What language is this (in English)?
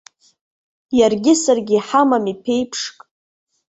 Abkhazian